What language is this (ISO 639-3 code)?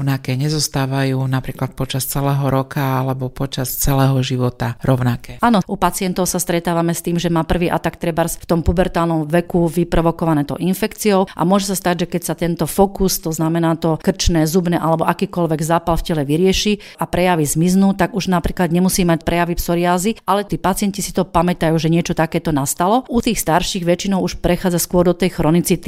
slk